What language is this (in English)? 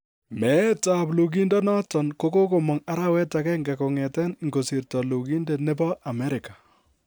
Kalenjin